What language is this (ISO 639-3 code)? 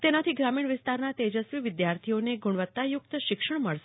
guj